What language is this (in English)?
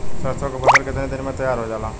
Bhojpuri